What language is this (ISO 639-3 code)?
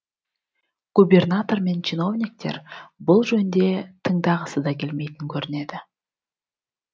kaz